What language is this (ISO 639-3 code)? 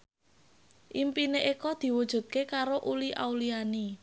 jav